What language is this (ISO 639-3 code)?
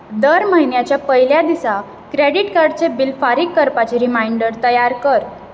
kok